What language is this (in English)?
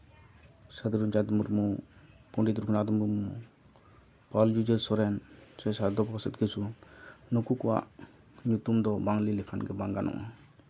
Santali